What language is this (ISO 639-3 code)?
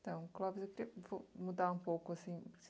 por